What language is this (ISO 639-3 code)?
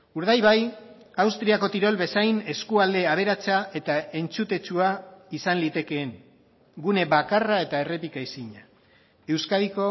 eus